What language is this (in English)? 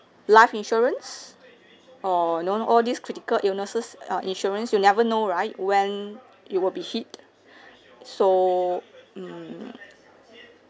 English